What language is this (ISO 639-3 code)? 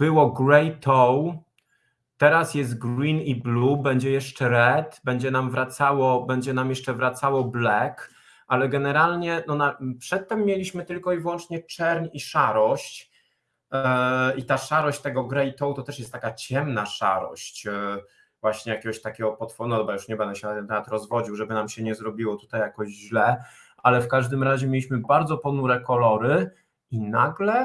pol